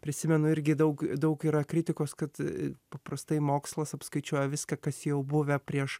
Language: Lithuanian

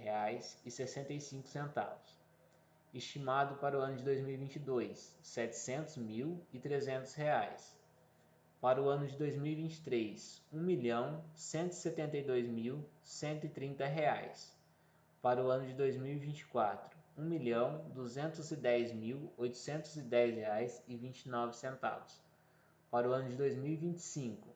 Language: Portuguese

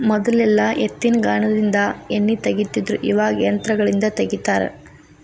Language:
Kannada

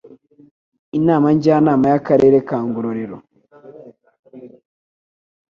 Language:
Kinyarwanda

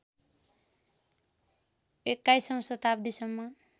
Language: Nepali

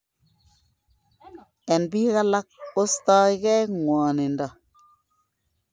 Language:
Kalenjin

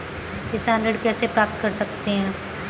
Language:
Hindi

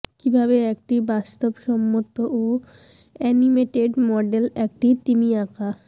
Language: Bangla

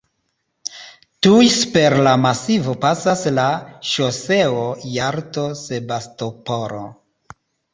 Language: Esperanto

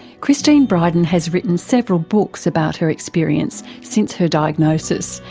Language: English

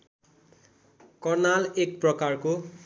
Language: Nepali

